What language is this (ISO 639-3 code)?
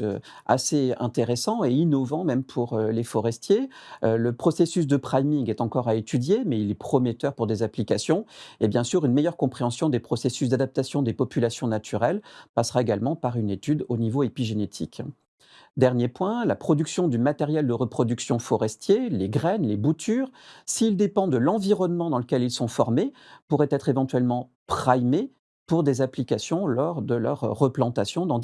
fra